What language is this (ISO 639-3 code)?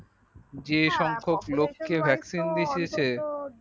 ben